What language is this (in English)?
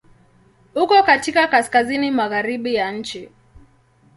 Swahili